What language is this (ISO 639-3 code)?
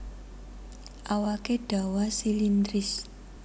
jav